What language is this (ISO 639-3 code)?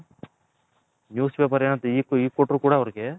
kan